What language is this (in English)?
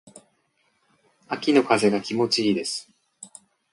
Japanese